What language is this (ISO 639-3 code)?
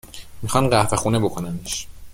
fas